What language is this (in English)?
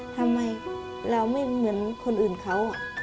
Thai